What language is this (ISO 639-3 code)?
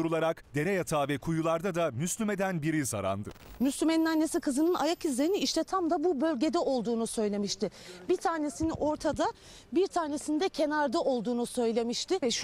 tur